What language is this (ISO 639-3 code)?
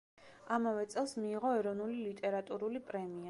kat